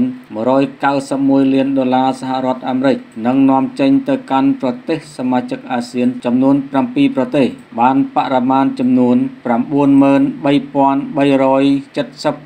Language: Thai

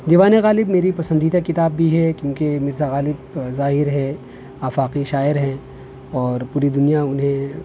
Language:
Urdu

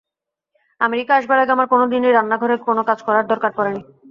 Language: Bangla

